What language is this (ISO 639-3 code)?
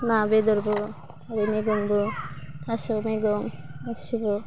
brx